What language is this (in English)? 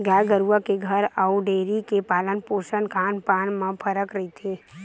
Chhattisgarhi